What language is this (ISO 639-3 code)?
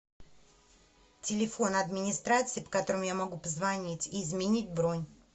rus